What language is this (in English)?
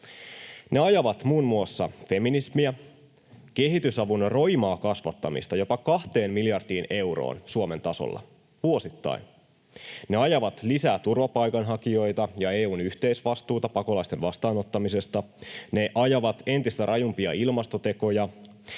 Finnish